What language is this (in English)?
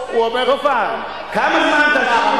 Hebrew